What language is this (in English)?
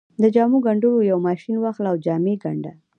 Pashto